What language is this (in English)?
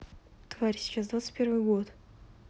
Russian